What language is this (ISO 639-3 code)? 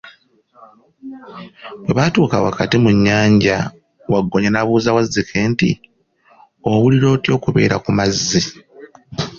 lug